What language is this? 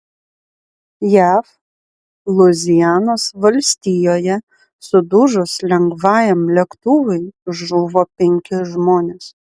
Lithuanian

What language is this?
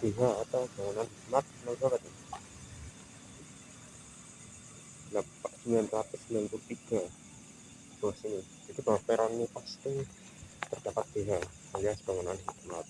Indonesian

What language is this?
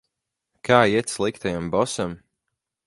Latvian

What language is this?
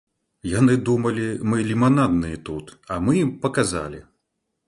Belarusian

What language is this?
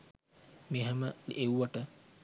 Sinhala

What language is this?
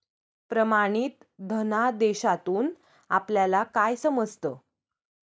Marathi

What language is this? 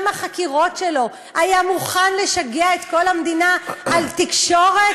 Hebrew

